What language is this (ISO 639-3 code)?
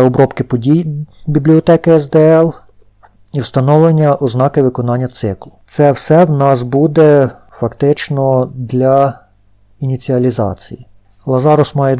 ukr